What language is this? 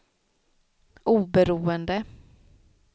Swedish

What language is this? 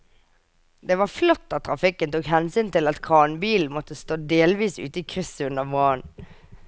Norwegian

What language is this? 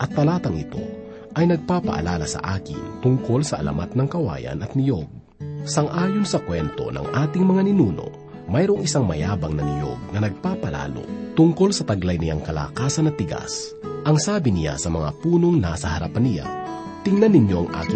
Filipino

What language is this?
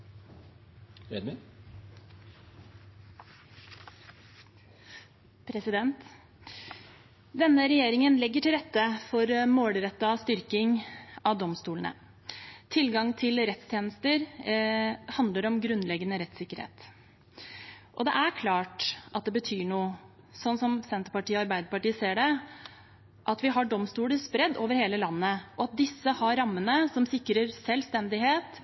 Norwegian Bokmål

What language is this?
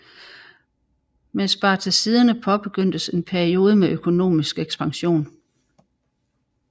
Danish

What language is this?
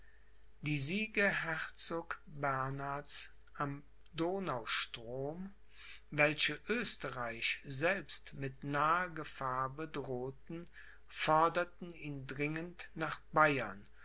German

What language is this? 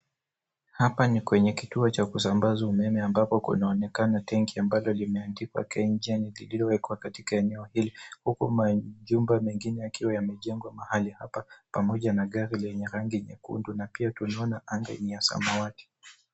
Swahili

